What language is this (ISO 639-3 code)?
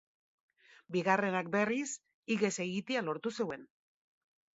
eus